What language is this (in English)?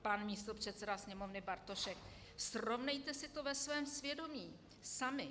Czech